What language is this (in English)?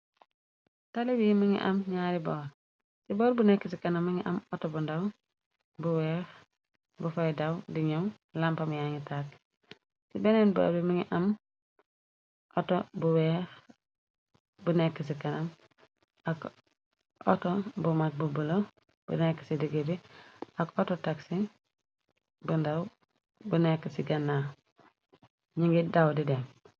Wolof